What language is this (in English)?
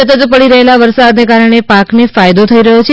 Gujarati